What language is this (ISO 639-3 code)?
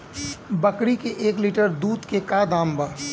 bho